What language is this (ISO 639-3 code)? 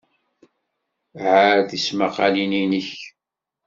kab